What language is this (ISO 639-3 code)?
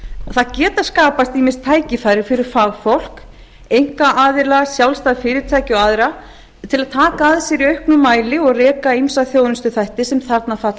isl